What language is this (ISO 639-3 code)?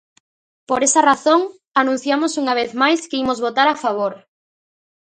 glg